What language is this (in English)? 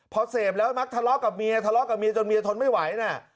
Thai